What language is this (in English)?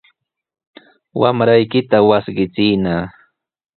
Sihuas Ancash Quechua